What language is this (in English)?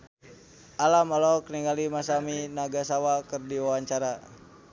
Sundanese